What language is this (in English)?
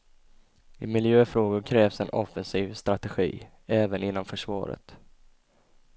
Swedish